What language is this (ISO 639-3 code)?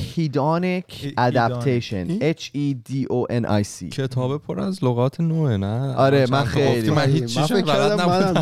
fas